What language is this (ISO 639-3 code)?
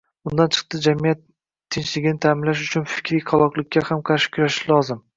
uzb